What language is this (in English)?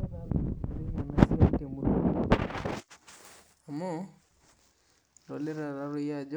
Masai